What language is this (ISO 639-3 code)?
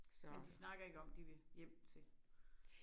dan